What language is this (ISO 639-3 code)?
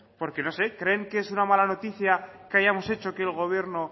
spa